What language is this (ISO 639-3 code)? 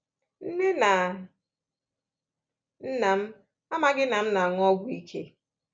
ibo